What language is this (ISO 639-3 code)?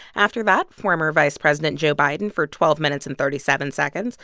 eng